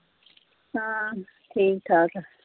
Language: Punjabi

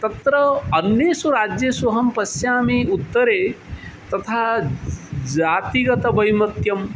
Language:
Sanskrit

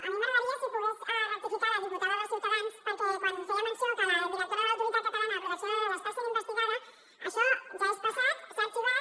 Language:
Catalan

